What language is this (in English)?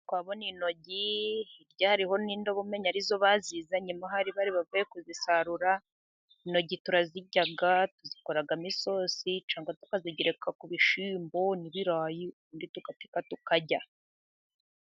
Kinyarwanda